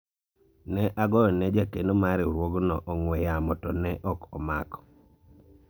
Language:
Luo (Kenya and Tanzania)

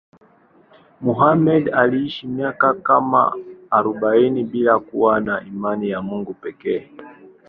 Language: Swahili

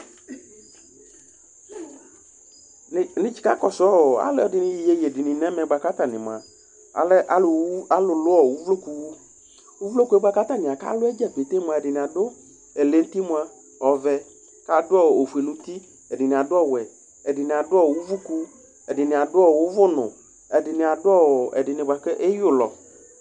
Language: Ikposo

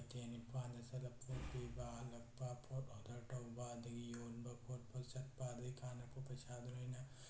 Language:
Manipuri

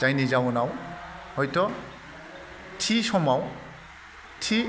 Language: Bodo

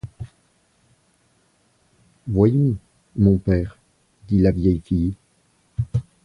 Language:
French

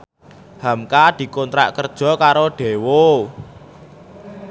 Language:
Javanese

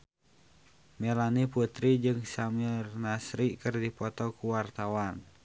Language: Sundanese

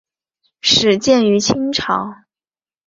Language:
Chinese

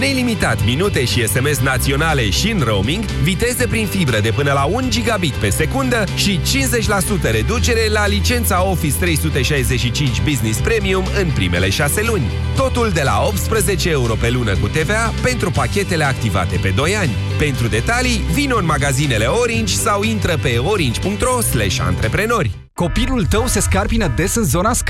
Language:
Romanian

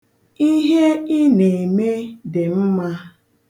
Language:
Igbo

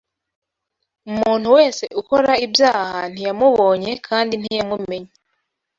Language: Kinyarwanda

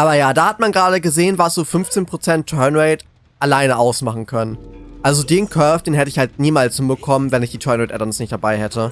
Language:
German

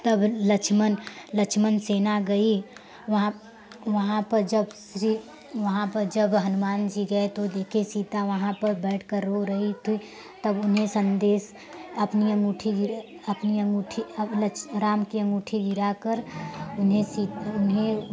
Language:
Hindi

